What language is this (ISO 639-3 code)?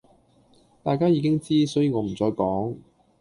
yue